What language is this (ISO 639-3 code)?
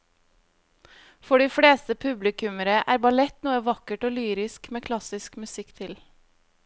nor